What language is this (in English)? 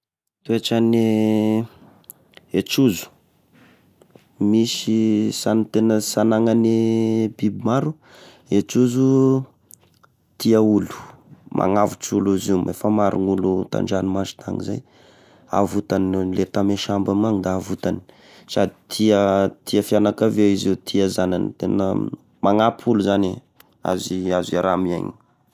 Tesaka Malagasy